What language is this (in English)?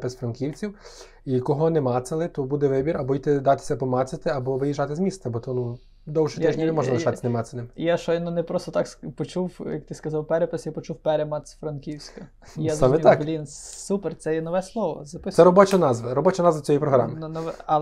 Ukrainian